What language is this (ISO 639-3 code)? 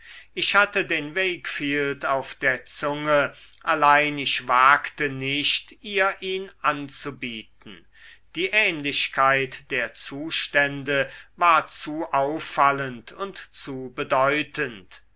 deu